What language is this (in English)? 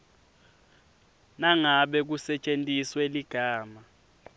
Swati